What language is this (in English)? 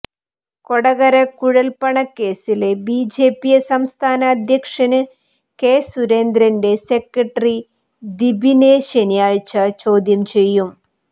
Malayalam